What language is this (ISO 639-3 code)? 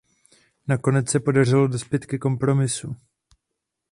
ces